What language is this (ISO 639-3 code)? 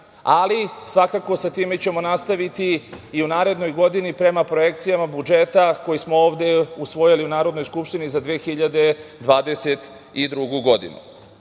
srp